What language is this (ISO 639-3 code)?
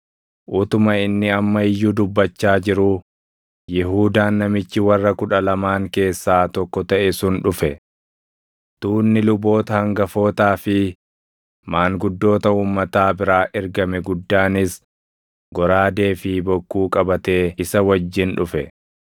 orm